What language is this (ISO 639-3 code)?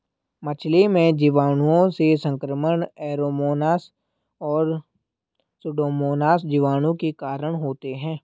hin